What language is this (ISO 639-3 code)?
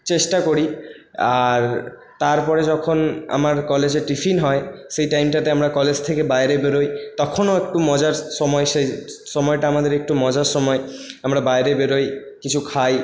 ben